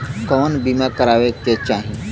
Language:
Bhojpuri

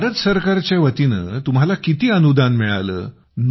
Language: Marathi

